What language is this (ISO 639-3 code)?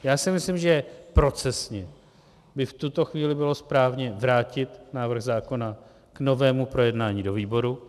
ces